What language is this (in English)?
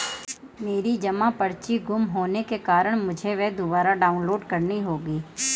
Hindi